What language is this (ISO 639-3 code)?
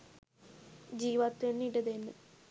sin